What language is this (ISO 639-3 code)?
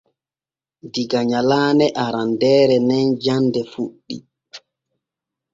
fue